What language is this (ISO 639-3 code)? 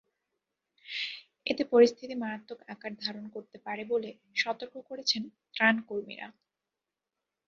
ben